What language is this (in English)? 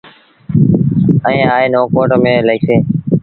Sindhi Bhil